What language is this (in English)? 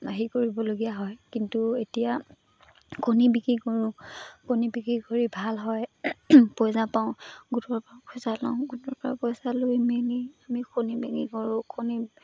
Assamese